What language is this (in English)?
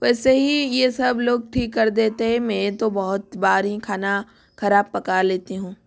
Hindi